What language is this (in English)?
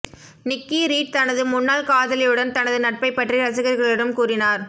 Tamil